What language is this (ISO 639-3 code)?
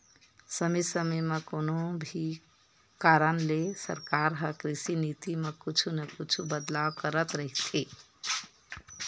hne